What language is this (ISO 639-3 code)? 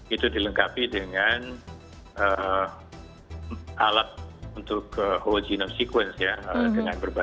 ind